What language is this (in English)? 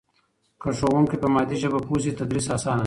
Pashto